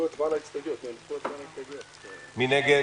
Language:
Hebrew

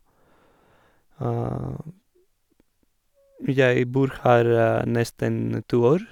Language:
Norwegian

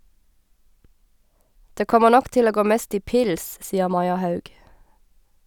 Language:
Norwegian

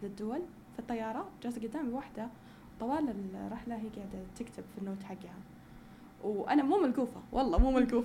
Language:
Arabic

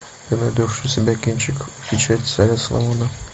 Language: Russian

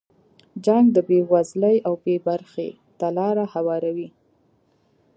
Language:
Pashto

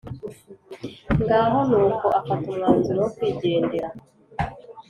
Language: Kinyarwanda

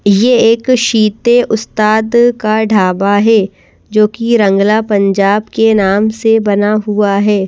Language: Hindi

